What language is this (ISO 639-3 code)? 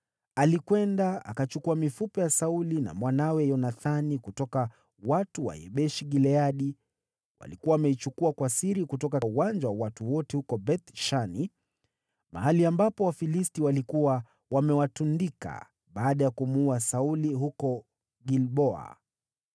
swa